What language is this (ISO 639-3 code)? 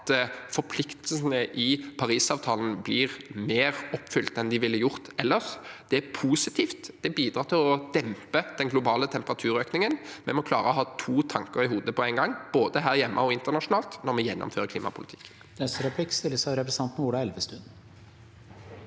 nor